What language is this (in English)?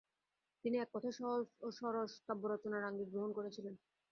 Bangla